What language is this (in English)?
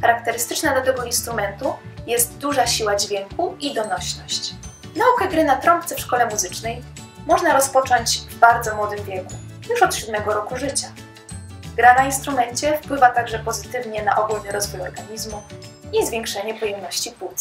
Polish